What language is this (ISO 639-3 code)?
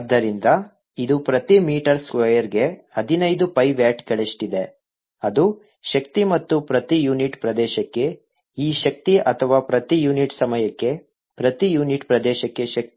kan